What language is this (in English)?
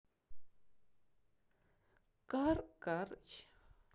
Russian